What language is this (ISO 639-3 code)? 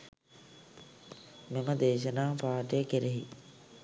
sin